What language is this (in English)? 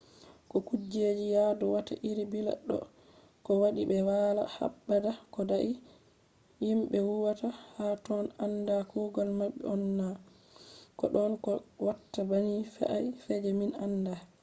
Fula